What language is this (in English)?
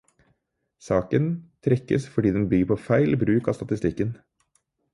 Norwegian Bokmål